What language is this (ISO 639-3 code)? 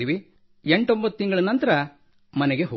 kan